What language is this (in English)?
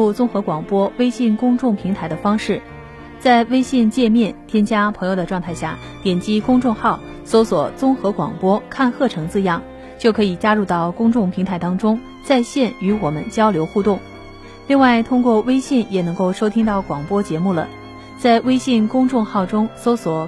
Chinese